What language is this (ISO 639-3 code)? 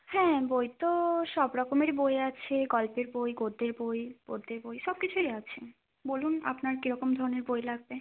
ben